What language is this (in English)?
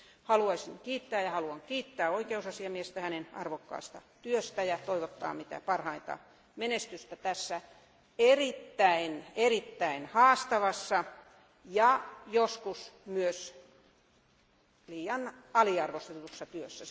Finnish